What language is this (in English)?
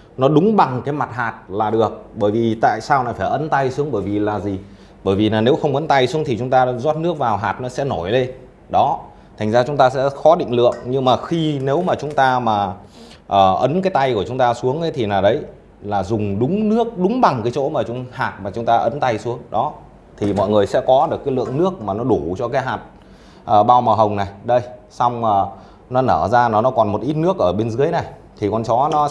Vietnamese